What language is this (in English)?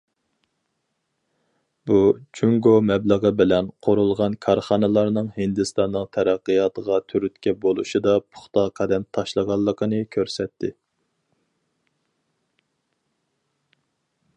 Uyghur